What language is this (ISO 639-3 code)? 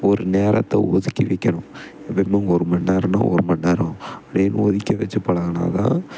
tam